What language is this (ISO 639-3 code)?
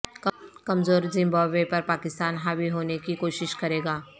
urd